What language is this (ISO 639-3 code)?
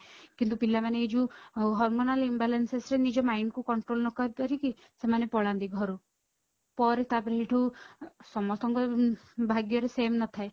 ori